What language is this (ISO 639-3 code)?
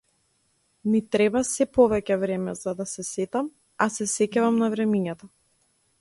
mkd